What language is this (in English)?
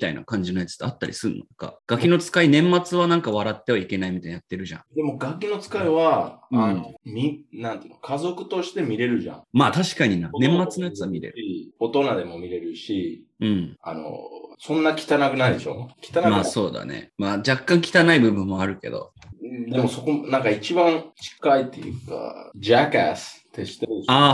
Japanese